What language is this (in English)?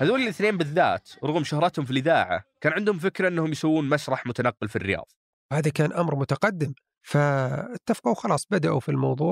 Arabic